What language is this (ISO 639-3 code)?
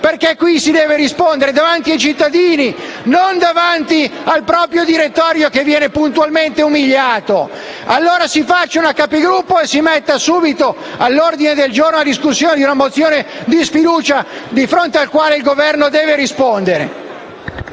ita